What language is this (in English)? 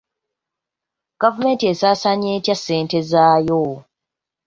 Ganda